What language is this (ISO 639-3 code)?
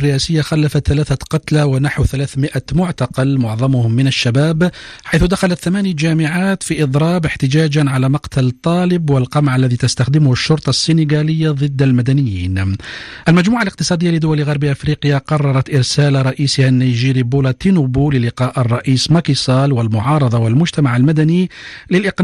ara